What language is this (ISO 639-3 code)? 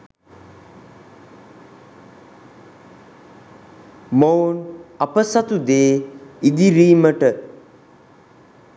sin